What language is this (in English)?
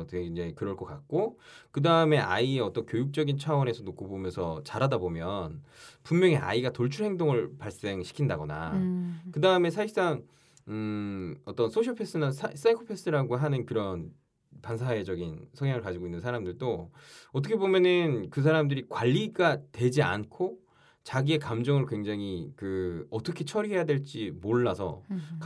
Korean